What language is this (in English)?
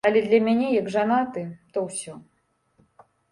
Belarusian